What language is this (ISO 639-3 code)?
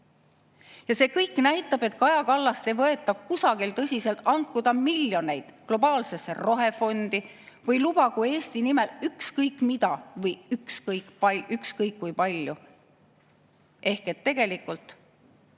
est